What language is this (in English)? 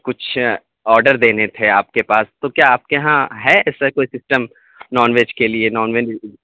Urdu